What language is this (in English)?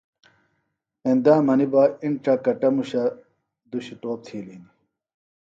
Phalura